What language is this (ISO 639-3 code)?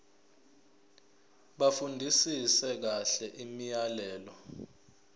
zul